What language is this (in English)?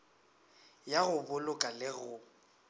Northern Sotho